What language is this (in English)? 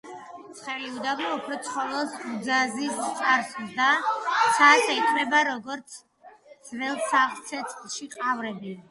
Georgian